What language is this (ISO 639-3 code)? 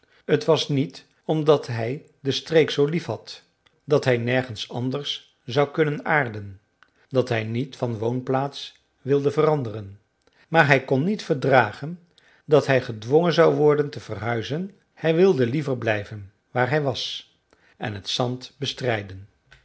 nld